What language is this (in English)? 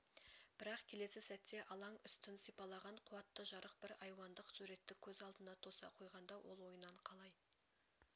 Kazakh